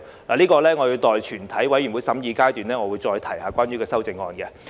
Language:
Cantonese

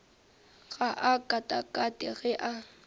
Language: Northern Sotho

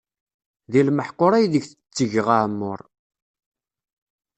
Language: Kabyle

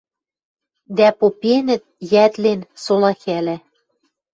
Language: Western Mari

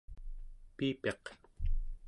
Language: Central Yupik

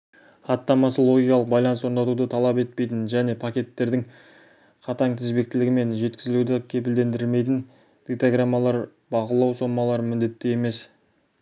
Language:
Kazakh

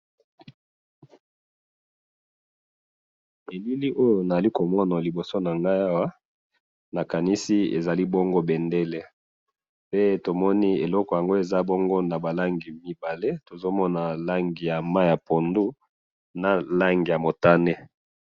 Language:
Lingala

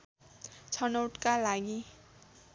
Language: Nepali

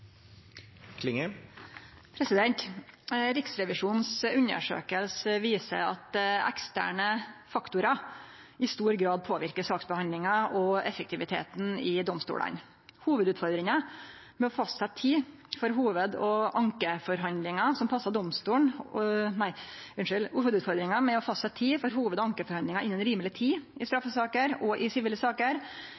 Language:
Norwegian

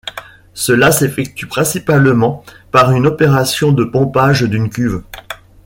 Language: French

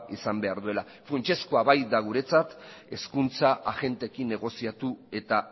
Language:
Basque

